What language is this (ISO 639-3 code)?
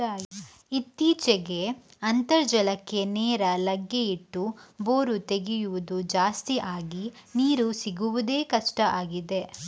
kan